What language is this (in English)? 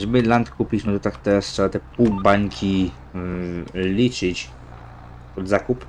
Polish